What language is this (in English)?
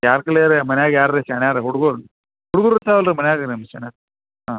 Kannada